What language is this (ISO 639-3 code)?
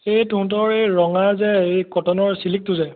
asm